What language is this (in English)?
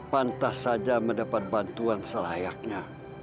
Indonesian